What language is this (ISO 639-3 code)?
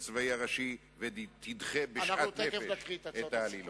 heb